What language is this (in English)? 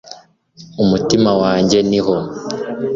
Kinyarwanda